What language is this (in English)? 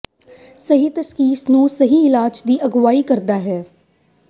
Punjabi